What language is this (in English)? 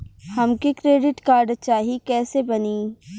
Bhojpuri